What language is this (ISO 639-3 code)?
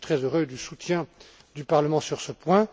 fra